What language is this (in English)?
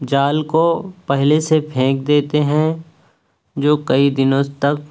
Urdu